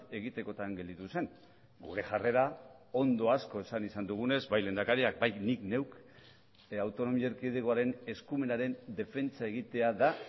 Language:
Basque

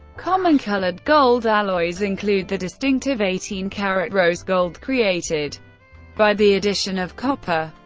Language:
English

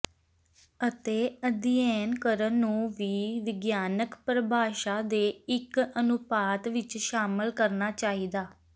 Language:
Punjabi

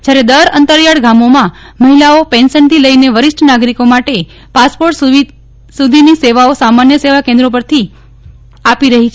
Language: Gujarati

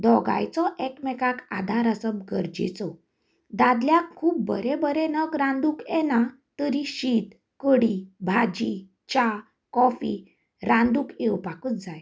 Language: Konkani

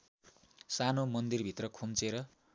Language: Nepali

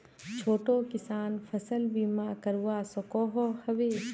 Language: Magahi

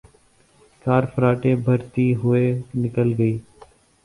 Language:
Urdu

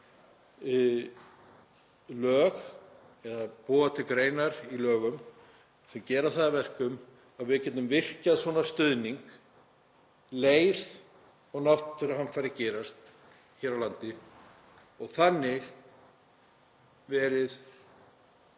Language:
Icelandic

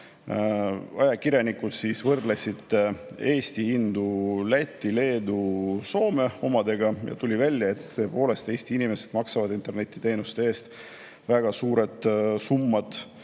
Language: Estonian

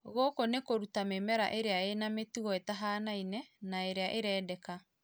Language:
Kikuyu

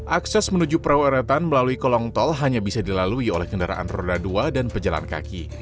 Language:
Indonesian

